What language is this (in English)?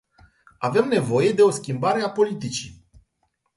Romanian